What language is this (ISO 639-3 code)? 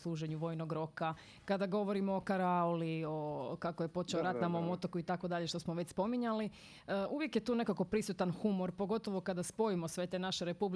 hrv